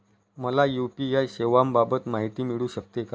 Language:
Marathi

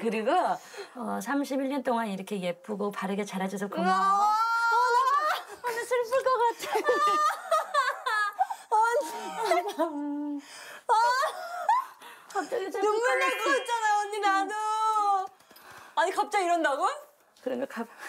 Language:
Korean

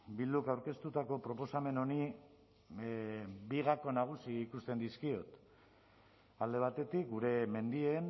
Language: Basque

